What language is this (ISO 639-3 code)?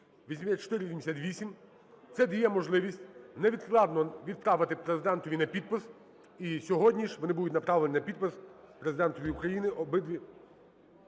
ukr